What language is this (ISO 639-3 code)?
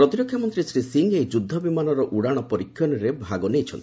ori